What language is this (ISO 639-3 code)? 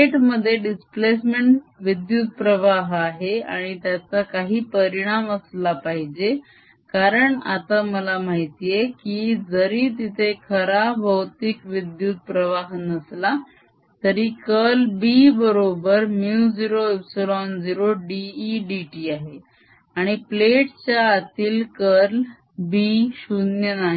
mar